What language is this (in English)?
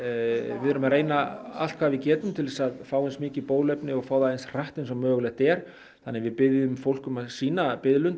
Icelandic